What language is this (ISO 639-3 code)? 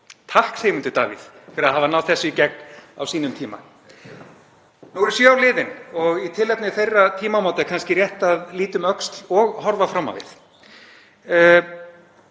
isl